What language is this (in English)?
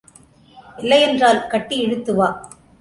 Tamil